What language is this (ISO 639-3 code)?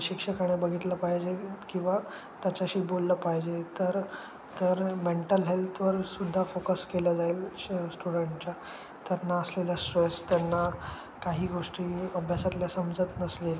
mar